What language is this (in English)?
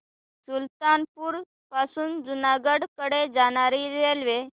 Marathi